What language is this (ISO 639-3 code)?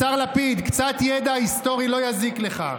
heb